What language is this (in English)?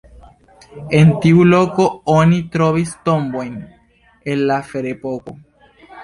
Esperanto